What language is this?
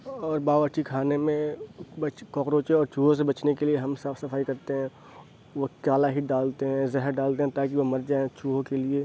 Urdu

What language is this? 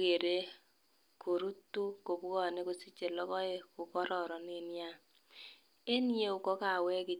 Kalenjin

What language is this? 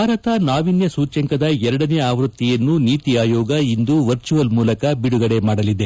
Kannada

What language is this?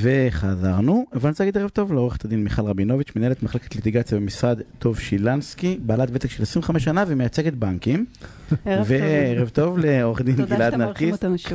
Hebrew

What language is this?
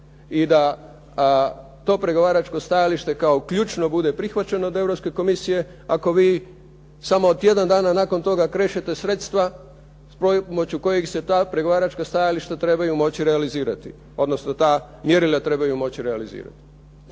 Croatian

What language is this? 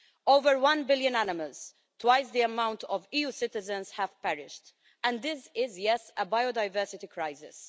English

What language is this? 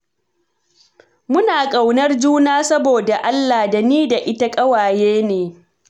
Hausa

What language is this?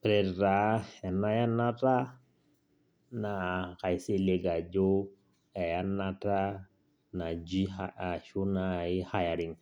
Masai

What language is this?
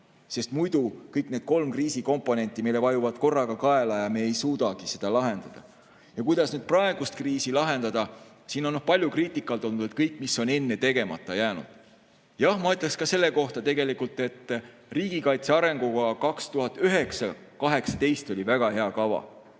Estonian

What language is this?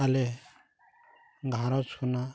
Santali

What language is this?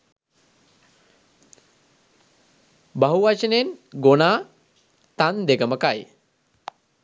Sinhala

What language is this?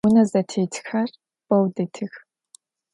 Adyghe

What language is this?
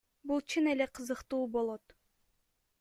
Kyrgyz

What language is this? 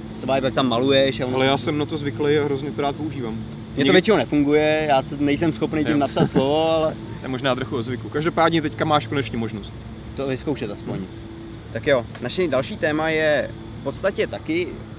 Czech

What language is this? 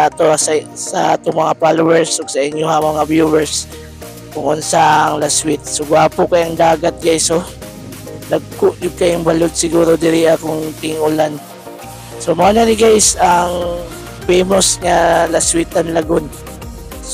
Filipino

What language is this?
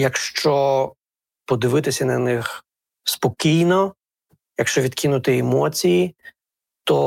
Ukrainian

